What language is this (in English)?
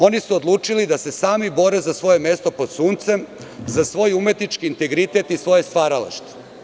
Serbian